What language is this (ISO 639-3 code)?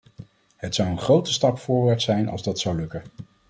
nld